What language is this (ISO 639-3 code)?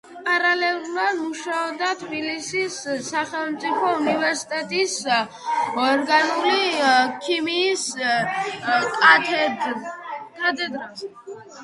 kat